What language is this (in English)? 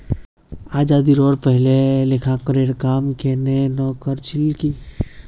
Magahi